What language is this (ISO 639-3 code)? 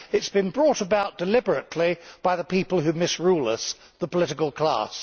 eng